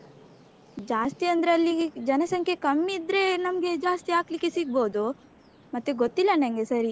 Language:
Kannada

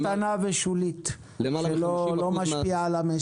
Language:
Hebrew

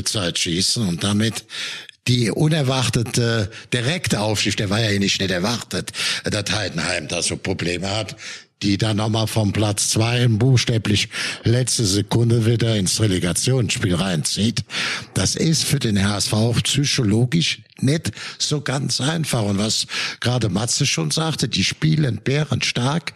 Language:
German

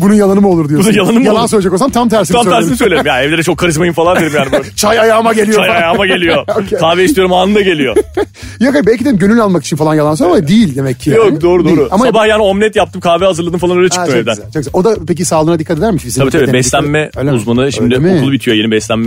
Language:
Turkish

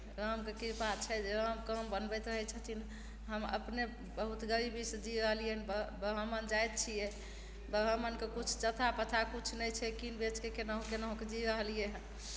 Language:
Maithili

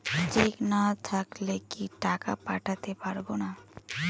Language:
Bangla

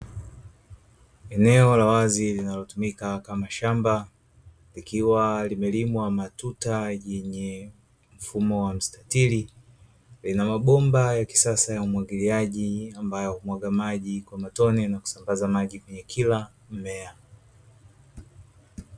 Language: Swahili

